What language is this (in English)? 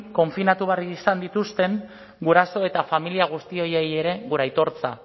Basque